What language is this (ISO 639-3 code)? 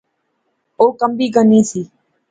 phr